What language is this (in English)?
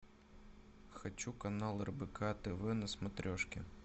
Russian